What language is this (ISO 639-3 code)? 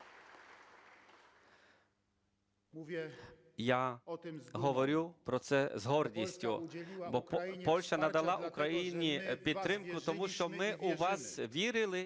ukr